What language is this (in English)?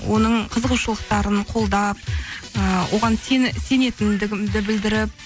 Kazakh